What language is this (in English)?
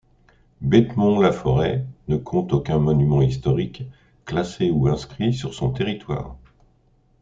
French